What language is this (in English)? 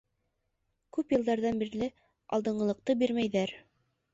Bashkir